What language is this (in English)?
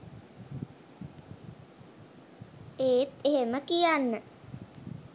Sinhala